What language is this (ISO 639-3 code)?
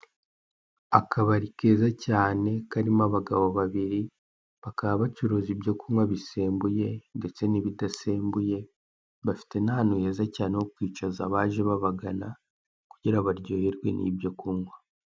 kin